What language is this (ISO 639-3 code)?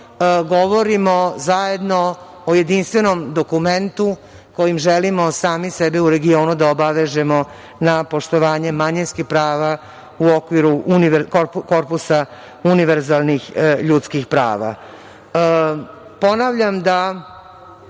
srp